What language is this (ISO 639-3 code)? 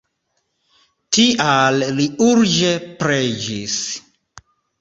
epo